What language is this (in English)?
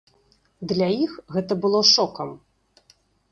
Belarusian